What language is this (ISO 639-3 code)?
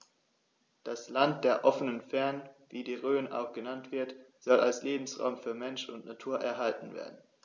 deu